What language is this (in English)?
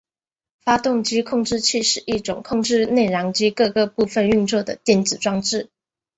Chinese